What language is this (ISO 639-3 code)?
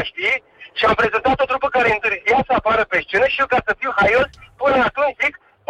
ron